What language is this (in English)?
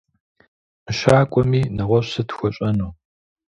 Kabardian